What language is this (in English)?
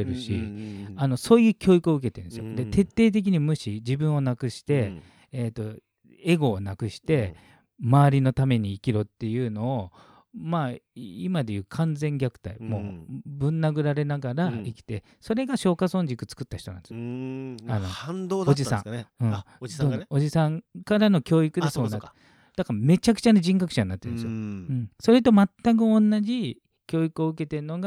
Japanese